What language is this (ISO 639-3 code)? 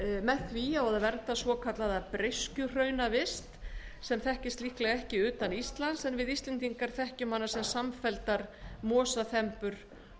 isl